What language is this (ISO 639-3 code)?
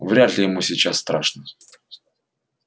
rus